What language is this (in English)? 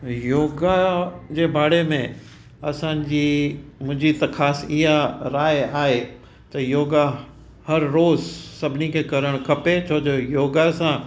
Sindhi